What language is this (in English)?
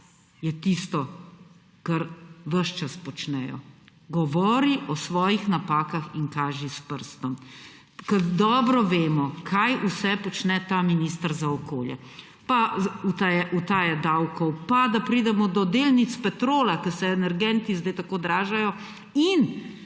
Slovenian